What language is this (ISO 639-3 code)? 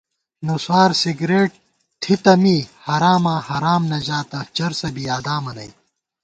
gwt